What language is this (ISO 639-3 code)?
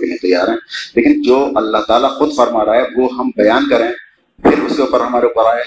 urd